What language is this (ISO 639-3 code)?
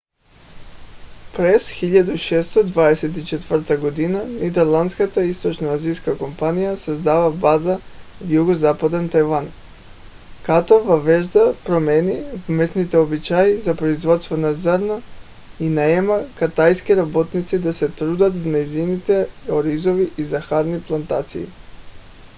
bul